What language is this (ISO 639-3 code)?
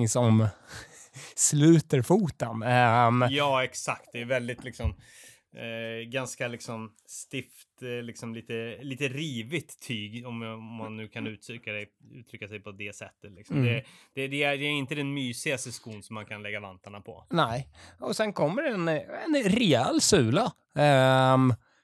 swe